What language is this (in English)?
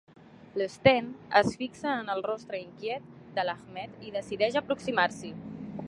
Catalan